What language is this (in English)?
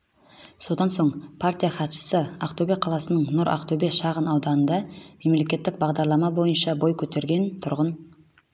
Kazakh